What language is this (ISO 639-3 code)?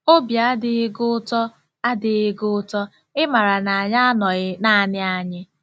ibo